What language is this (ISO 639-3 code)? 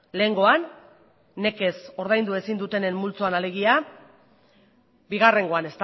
eus